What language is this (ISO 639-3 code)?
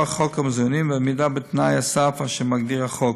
heb